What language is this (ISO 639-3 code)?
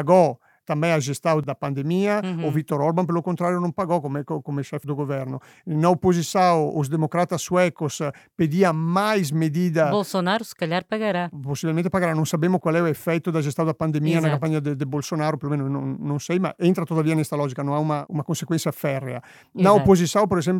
por